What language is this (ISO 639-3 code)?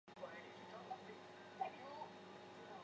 zho